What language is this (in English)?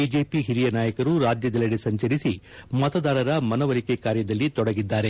Kannada